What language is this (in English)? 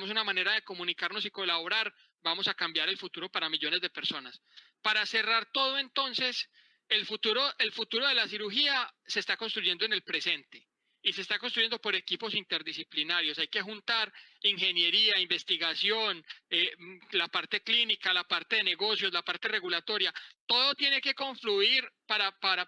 Spanish